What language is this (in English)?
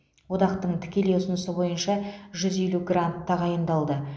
Kazakh